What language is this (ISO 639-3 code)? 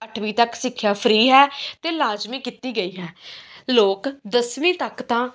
pan